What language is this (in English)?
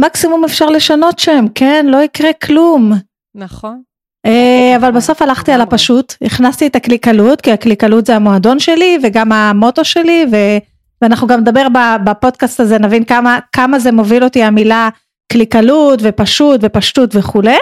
Hebrew